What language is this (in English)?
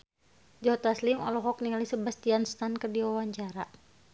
Sundanese